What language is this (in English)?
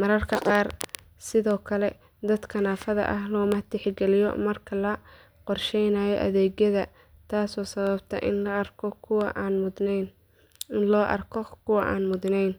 Somali